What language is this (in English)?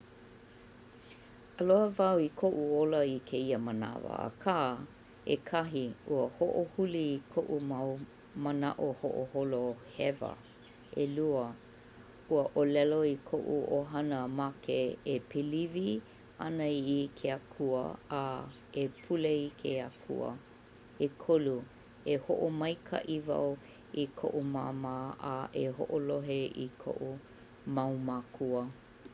Hawaiian